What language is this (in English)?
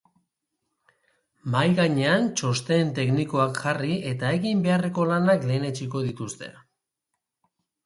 Basque